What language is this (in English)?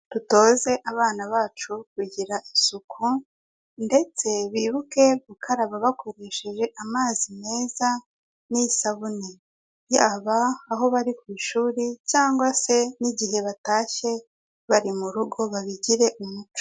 Kinyarwanda